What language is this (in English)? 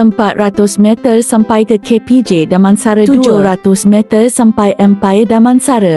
Malay